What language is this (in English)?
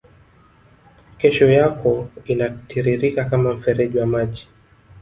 Swahili